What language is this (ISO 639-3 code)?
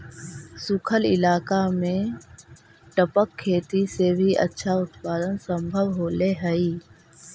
mag